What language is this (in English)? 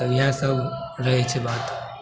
Maithili